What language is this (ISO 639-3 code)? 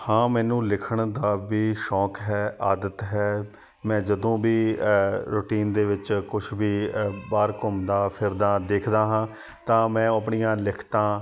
pan